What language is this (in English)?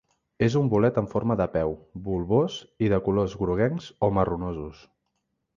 Catalan